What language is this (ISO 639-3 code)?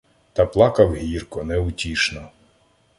ukr